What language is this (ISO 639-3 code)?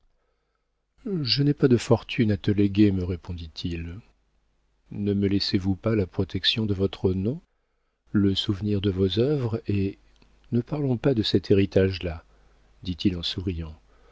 fra